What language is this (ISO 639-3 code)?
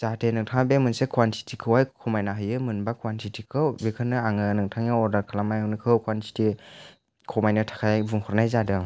brx